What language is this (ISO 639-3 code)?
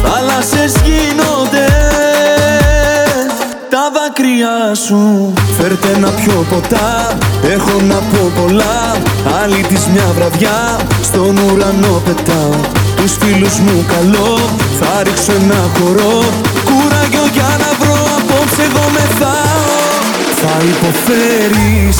ell